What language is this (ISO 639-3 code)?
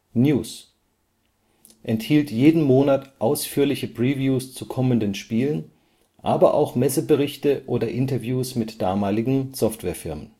deu